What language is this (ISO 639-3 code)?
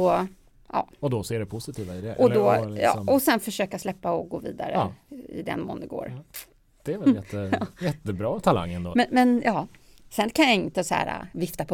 swe